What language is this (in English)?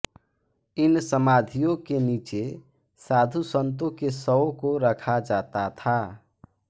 Hindi